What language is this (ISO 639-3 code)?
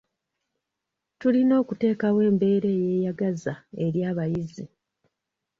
lug